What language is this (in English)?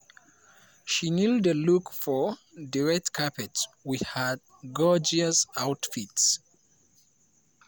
Nigerian Pidgin